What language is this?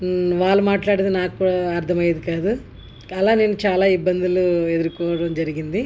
Telugu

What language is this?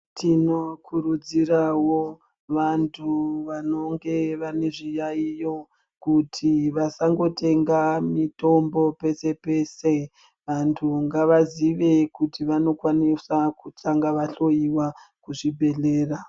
Ndau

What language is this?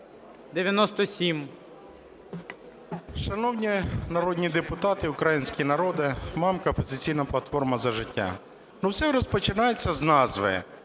Ukrainian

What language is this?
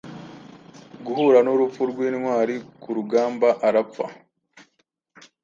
Kinyarwanda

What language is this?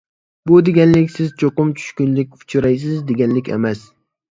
Uyghur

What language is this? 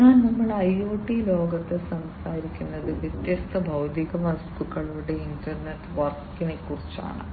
Malayalam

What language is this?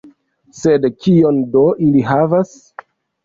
Esperanto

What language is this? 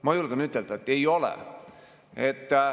Estonian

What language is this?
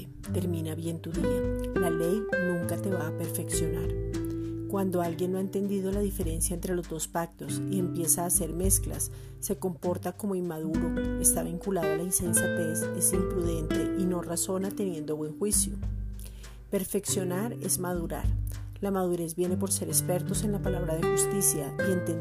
Spanish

